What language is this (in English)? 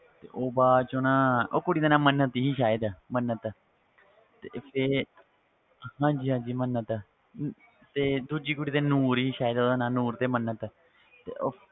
Punjabi